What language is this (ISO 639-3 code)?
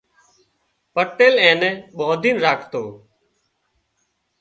kxp